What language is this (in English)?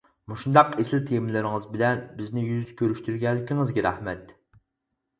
Uyghur